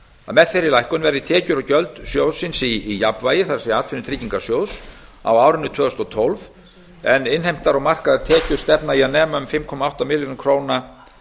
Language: Icelandic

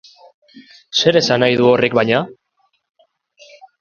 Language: Basque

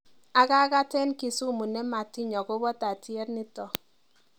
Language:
Kalenjin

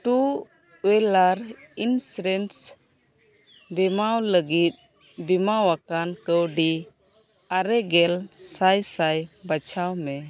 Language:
Santali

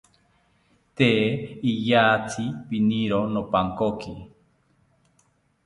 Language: South Ucayali Ashéninka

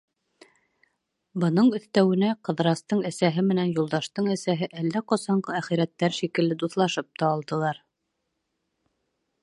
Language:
Bashkir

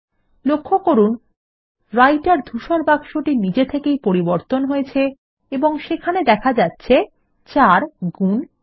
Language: Bangla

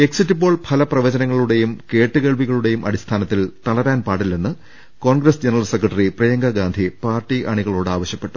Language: Malayalam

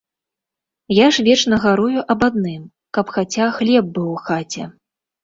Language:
Belarusian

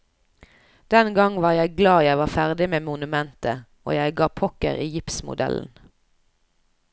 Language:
Norwegian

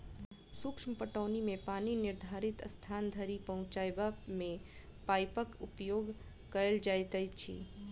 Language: Maithili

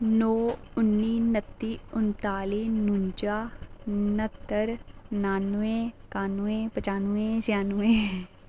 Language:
Dogri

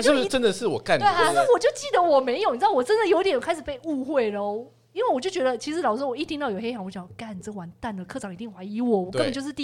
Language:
Chinese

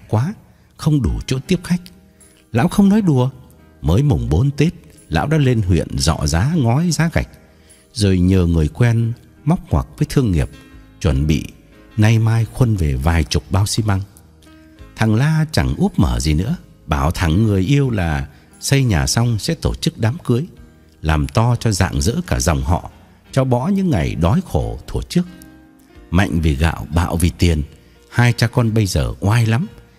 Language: Vietnamese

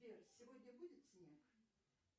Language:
Russian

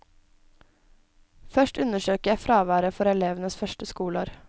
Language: Norwegian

